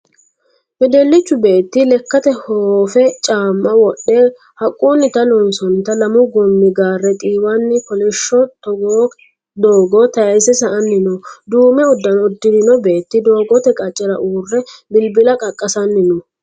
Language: Sidamo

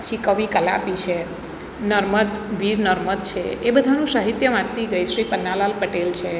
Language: Gujarati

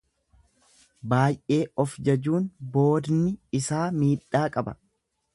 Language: Oromo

